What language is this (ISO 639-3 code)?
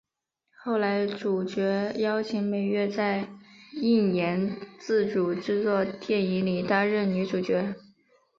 zho